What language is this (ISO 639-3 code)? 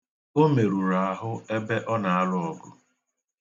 ibo